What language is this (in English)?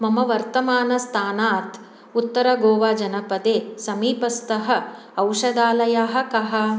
Sanskrit